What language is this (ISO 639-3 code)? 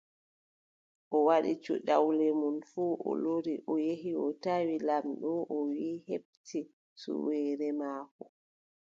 fub